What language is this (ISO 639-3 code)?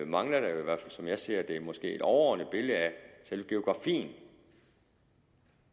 dan